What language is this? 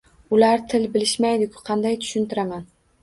Uzbek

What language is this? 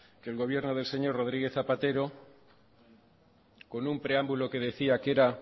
Spanish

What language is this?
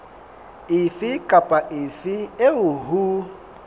Southern Sotho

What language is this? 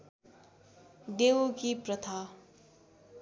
Nepali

